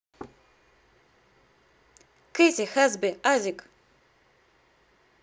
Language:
Russian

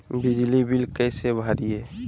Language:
Magahi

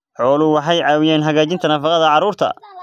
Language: Somali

